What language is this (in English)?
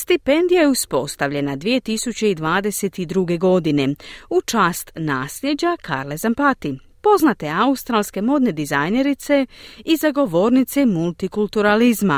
Croatian